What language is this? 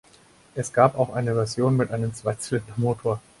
German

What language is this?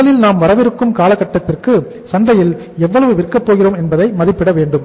Tamil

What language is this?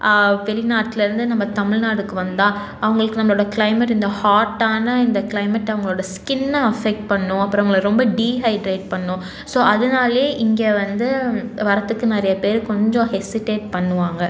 Tamil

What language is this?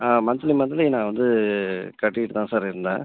Tamil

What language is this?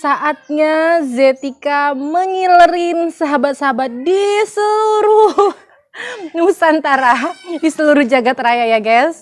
Indonesian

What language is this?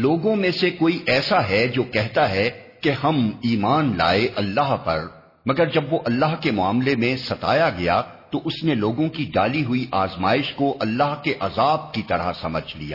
Urdu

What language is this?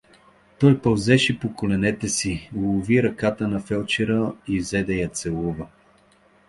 Bulgarian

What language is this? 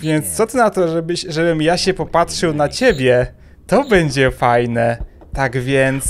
Polish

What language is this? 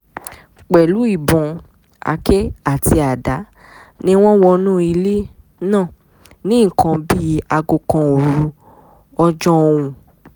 Yoruba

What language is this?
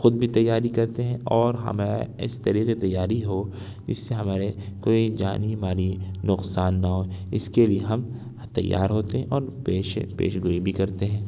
Urdu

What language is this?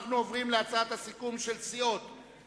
Hebrew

